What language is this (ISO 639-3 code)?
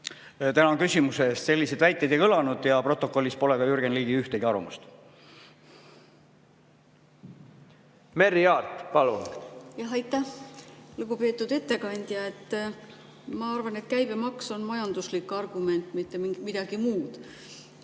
est